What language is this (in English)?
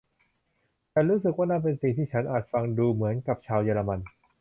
Thai